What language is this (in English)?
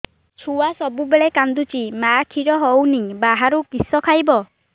Odia